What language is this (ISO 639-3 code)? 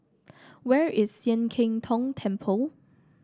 eng